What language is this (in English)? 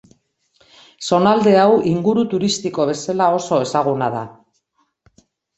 Basque